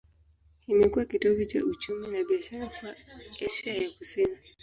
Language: Swahili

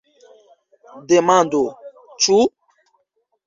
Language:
Esperanto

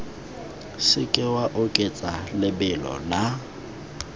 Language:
Tswana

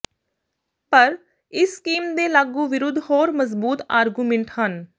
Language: Punjabi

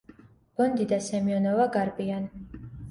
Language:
Georgian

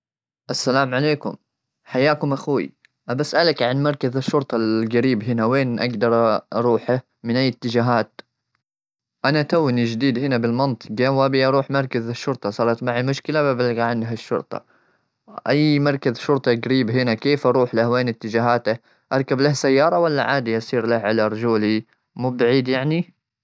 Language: Gulf Arabic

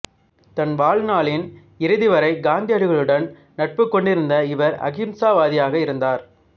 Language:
Tamil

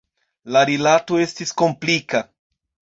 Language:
Esperanto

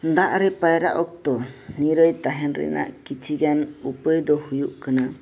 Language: Santali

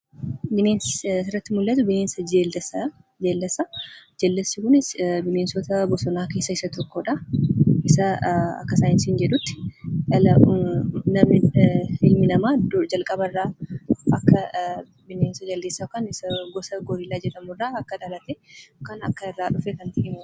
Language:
Oromo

